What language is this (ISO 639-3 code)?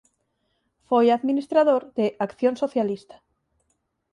glg